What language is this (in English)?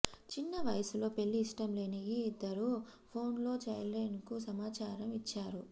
Telugu